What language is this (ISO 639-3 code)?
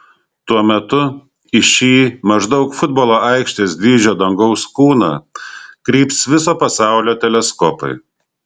lit